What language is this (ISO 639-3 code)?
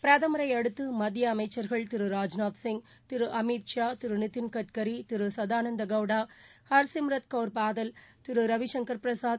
tam